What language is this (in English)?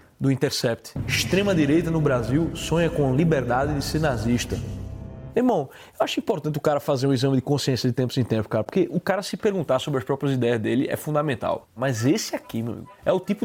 Portuguese